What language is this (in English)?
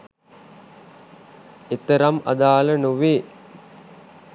Sinhala